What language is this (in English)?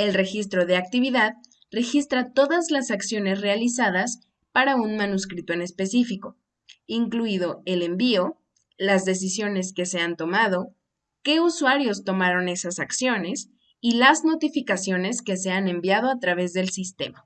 Spanish